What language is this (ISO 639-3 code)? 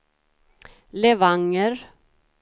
swe